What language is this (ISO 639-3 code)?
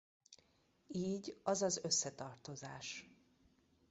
hun